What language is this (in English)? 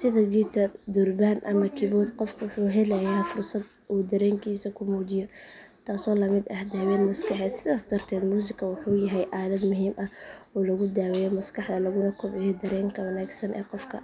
Somali